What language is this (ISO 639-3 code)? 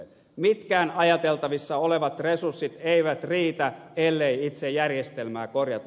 fin